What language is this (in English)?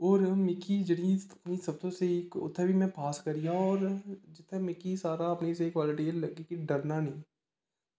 Dogri